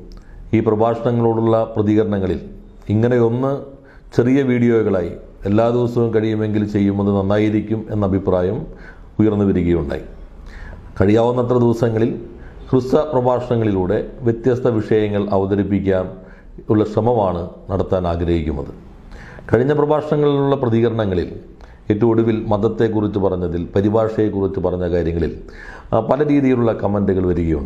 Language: Malayalam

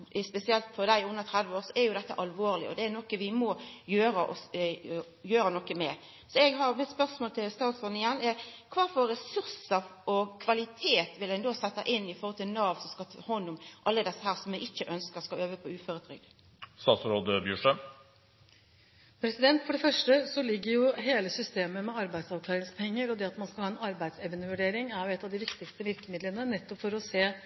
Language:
Norwegian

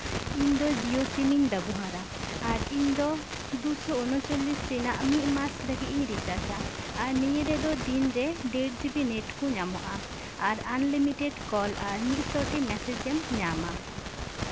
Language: Santali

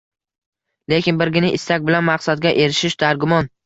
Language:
Uzbek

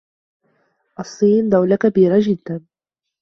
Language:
Arabic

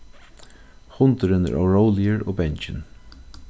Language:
Faroese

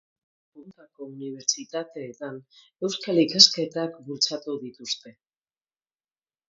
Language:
Basque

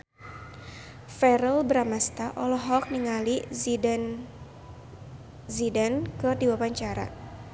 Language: Sundanese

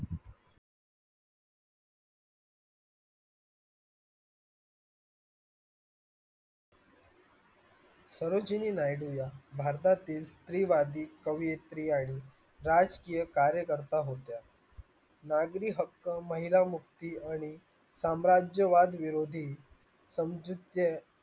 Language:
Marathi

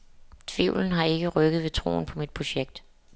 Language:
Danish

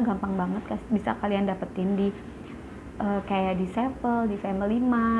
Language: Indonesian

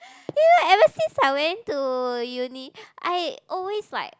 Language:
English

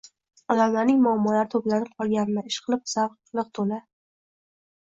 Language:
Uzbek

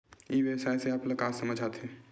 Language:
Chhattisgarhi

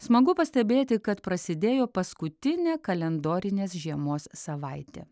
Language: Lithuanian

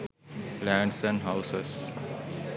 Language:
Sinhala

